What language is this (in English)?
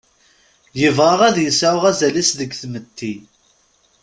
Kabyle